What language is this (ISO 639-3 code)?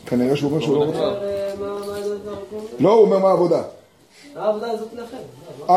heb